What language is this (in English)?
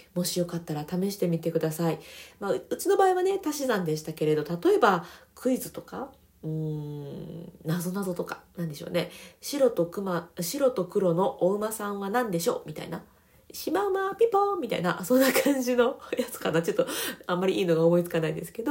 Japanese